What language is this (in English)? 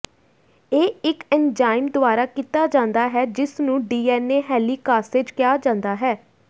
Punjabi